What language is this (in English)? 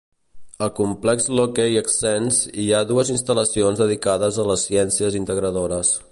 Catalan